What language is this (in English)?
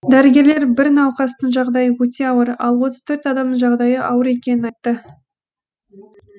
Kazakh